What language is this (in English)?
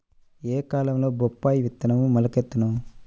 Telugu